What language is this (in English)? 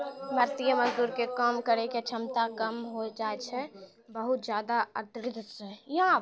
Maithili